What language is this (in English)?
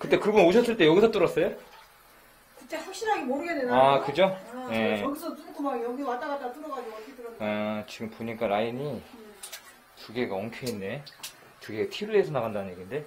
Korean